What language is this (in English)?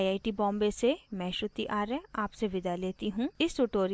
Hindi